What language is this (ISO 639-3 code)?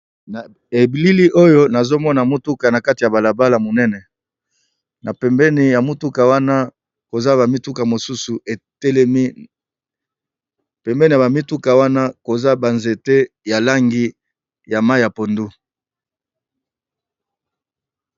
lin